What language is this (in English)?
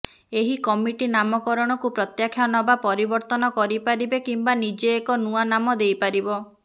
Odia